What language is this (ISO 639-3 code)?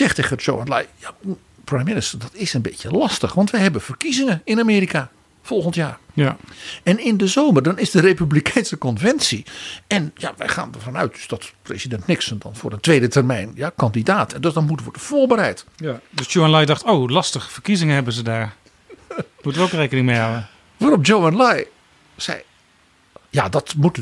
nld